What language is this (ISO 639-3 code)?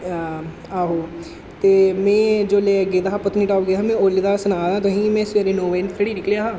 doi